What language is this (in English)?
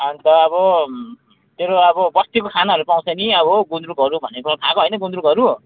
Nepali